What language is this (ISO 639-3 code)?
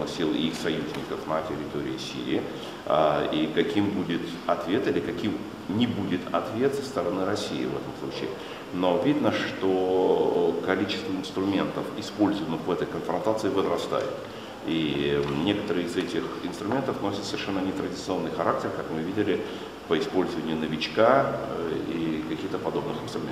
rus